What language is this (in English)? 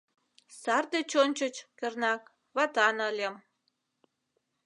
Mari